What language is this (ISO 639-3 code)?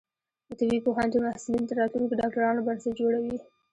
pus